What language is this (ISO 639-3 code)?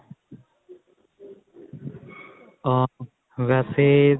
pan